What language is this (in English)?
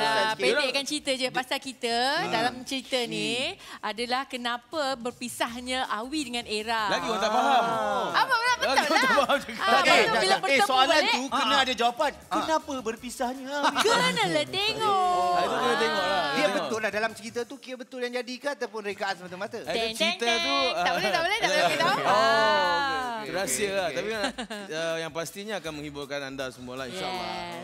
Malay